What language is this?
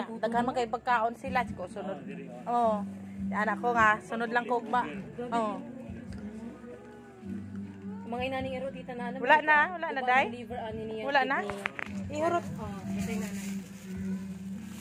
Filipino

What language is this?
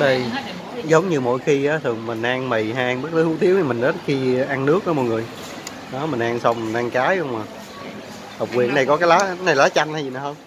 Vietnamese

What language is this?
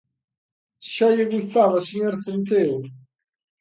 Galician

